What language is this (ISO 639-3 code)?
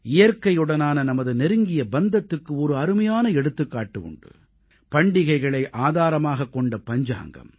tam